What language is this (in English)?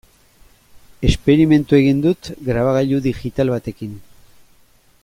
Basque